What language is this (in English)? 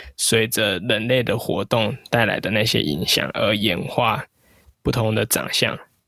Chinese